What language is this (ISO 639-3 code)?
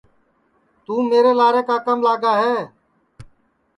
ssi